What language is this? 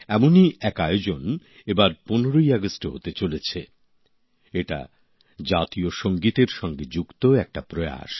Bangla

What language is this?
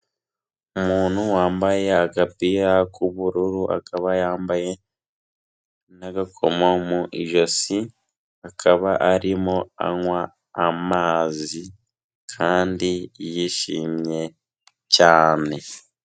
Kinyarwanda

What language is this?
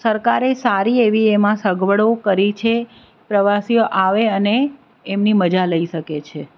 Gujarati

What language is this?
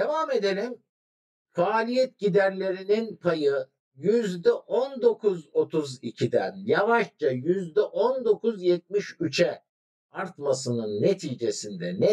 Turkish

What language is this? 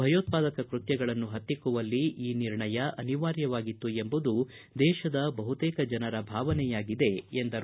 Kannada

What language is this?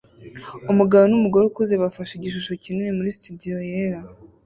Kinyarwanda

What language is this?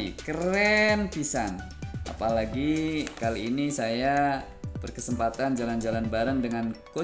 Indonesian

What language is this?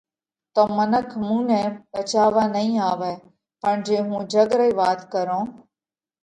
Parkari Koli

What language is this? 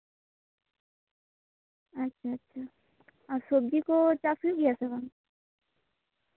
Santali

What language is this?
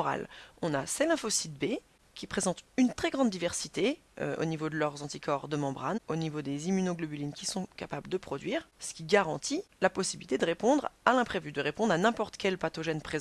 French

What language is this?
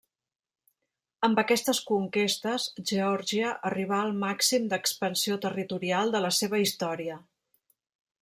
Catalan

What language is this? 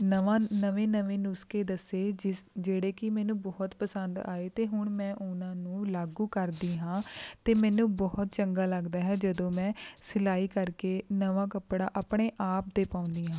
Punjabi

